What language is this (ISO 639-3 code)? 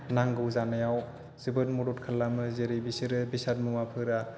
brx